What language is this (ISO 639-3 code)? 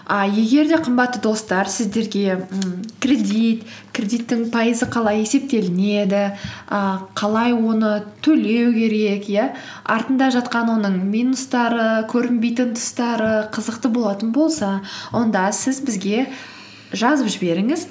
kaz